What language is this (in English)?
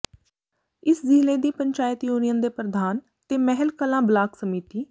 Punjabi